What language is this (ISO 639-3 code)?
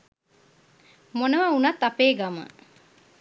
sin